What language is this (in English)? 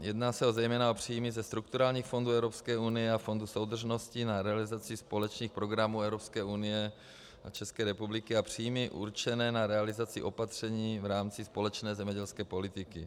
Czech